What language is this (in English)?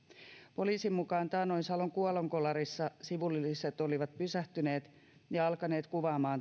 Finnish